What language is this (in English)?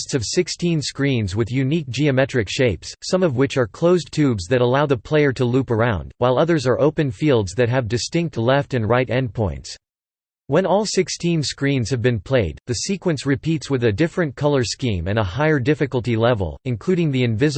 English